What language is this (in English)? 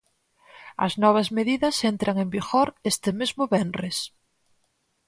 Galician